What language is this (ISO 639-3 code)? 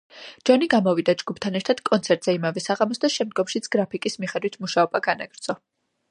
kat